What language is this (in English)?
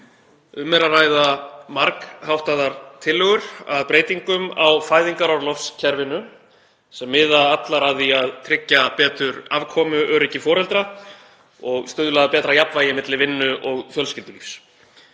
Icelandic